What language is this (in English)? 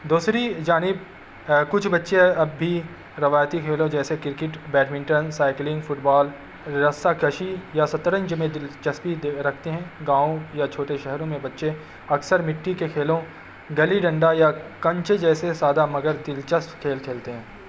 Urdu